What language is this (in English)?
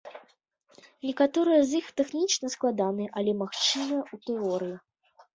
Belarusian